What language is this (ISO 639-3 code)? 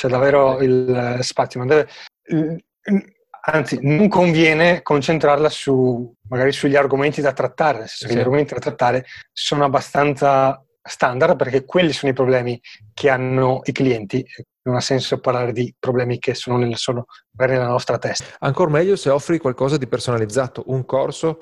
ita